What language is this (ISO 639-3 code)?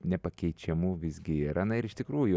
lit